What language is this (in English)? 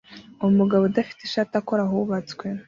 Kinyarwanda